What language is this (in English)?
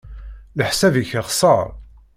Kabyle